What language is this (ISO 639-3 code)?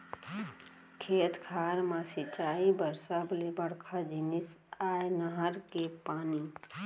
hne